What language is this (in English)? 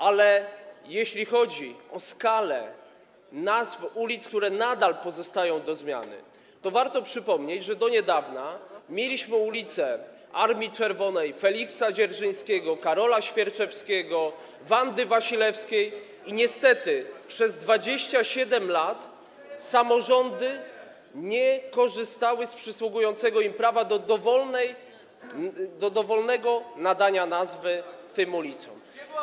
Polish